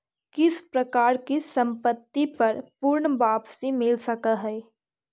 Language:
Magahi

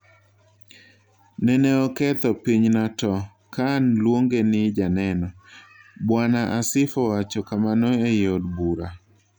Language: Luo (Kenya and Tanzania)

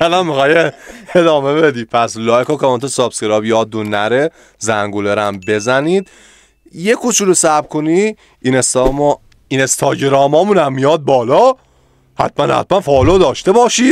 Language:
Persian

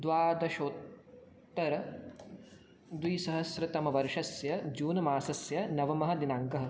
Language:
Sanskrit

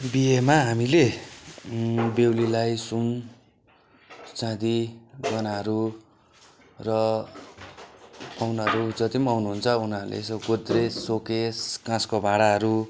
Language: Nepali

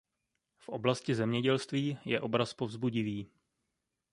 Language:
Czech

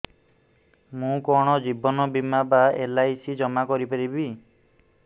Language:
Odia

